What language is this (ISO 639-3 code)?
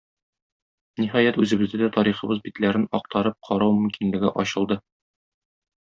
tat